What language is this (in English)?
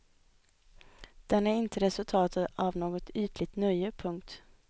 Swedish